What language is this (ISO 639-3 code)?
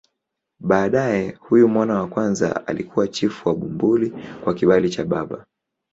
swa